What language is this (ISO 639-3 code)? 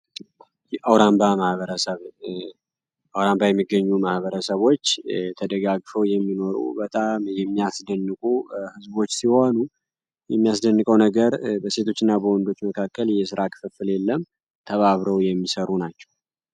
amh